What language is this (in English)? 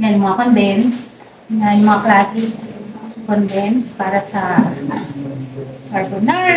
Filipino